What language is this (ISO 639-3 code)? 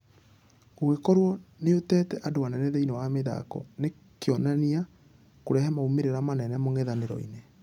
kik